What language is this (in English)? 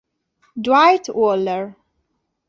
Italian